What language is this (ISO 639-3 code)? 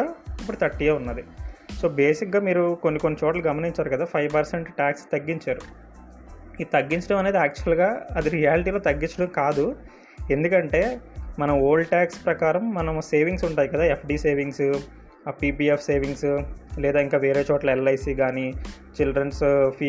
tel